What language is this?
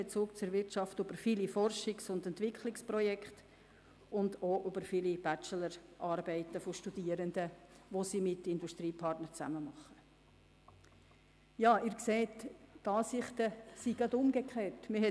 Swiss German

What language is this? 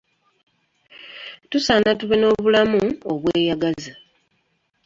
Ganda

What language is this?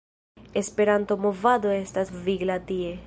Esperanto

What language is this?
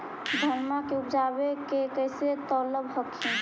Magahi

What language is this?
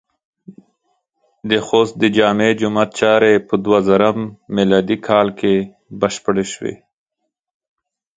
Pashto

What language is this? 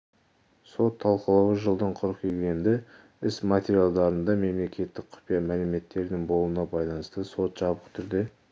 Kazakh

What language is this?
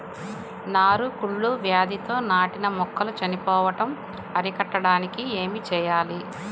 Telugu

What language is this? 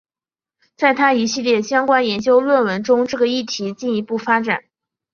Chinese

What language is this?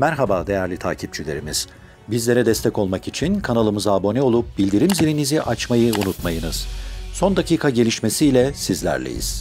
Turkish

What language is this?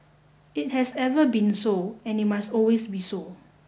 English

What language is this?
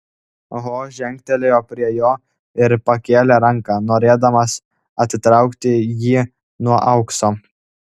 Lithuanian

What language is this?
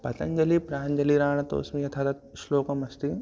Sanskrit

